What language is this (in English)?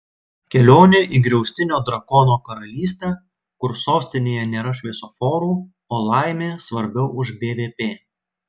Lithuanian